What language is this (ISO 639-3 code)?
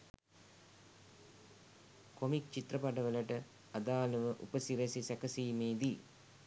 sin